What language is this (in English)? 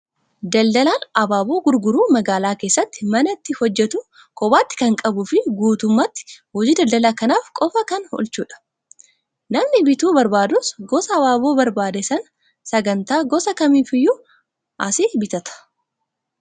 Oromo